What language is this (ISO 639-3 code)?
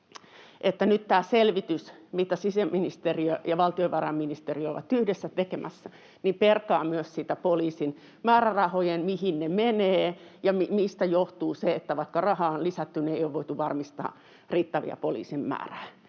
fin